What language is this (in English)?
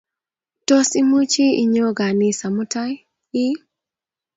Kalenjin